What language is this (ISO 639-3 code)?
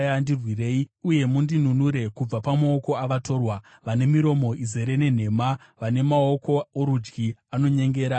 sna